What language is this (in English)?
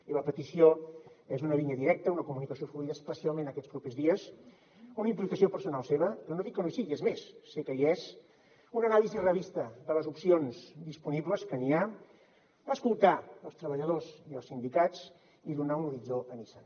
Catalan